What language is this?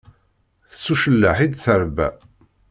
Kabyle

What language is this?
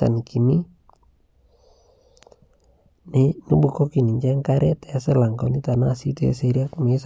Masai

